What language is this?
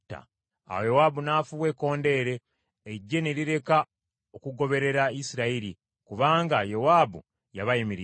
Ganda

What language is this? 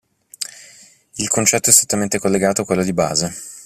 Italian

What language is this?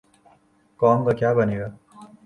Urdu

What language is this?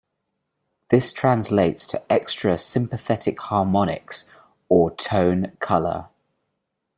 English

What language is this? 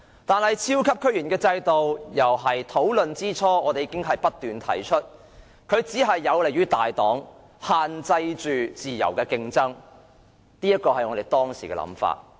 Cantonese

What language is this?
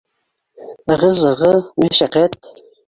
Bashkir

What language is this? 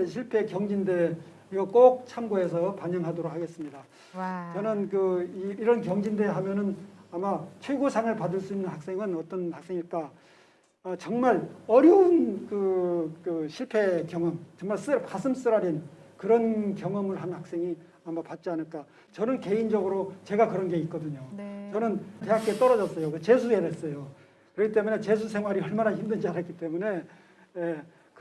Korean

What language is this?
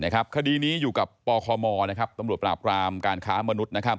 Thai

